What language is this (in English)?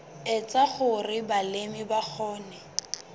Southern Sotho